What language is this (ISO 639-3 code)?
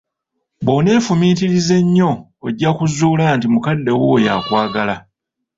lug